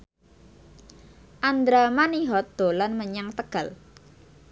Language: Javanese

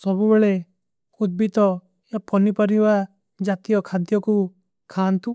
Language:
Kui (India)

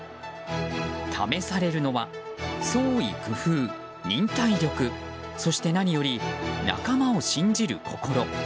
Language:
Japanese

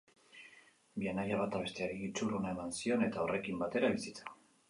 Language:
Basque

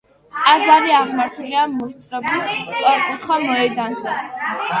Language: Georgian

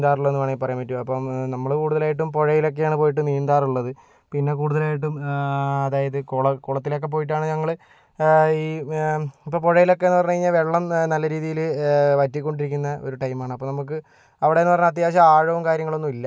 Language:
Malayalam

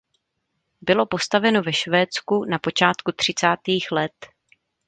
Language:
Czech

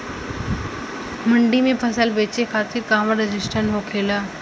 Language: Bhojpuri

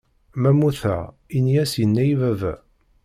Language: Kabyle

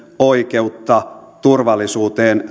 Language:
Finnish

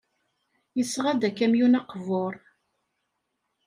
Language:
Kabyle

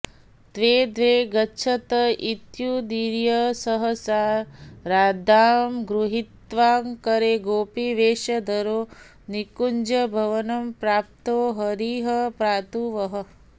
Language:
Sanskrit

